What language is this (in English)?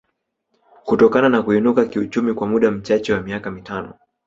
Swahili